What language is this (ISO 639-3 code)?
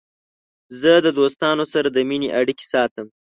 pus